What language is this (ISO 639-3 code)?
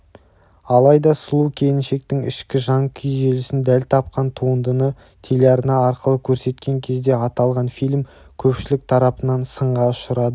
kaz